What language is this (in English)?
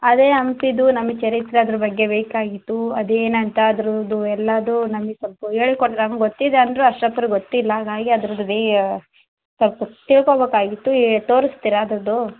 Kannada